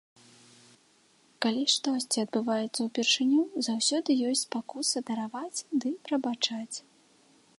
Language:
Belarusian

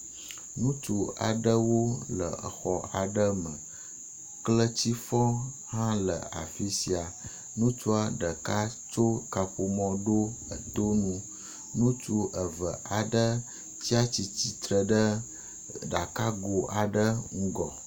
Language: Ewe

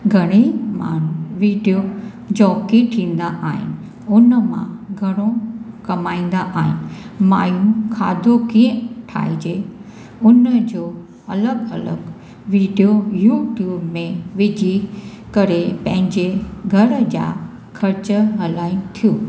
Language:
Sindhi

